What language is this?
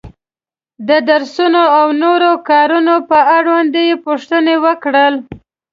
Pashto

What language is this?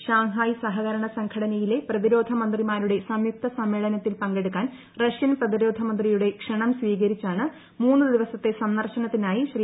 Malayalam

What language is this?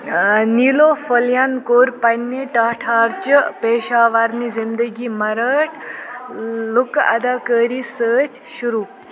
Kashmiri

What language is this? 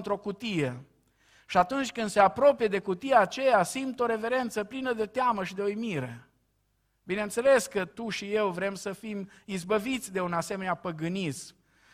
Romanian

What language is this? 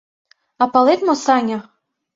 Mari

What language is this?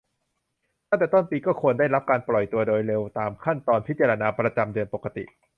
Thai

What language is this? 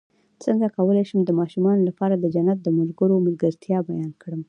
Pashto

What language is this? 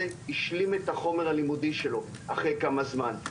Hebrew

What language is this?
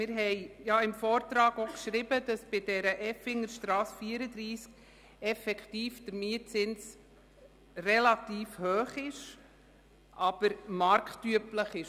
Swiss German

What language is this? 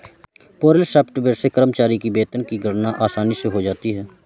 Hindi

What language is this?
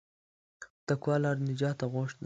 Pashto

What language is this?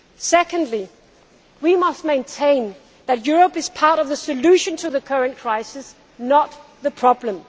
English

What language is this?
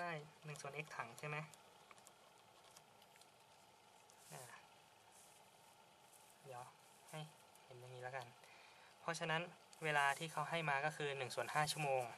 Thai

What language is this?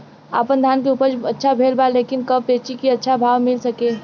Bhojpuri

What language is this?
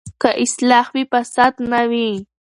Pashto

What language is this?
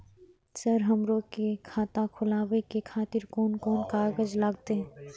Maithili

